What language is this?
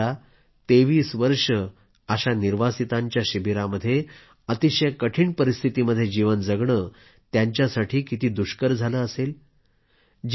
Marathi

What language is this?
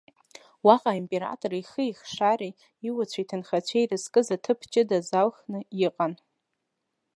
Abkhazian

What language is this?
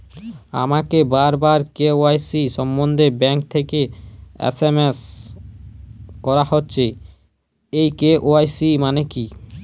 Bangla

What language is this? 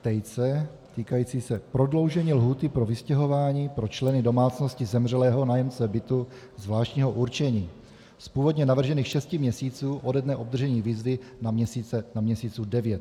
Czech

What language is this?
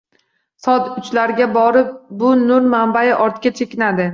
Uzbek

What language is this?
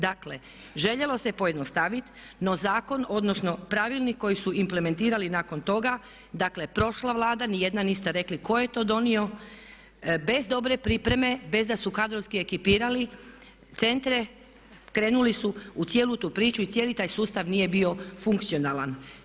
Croatian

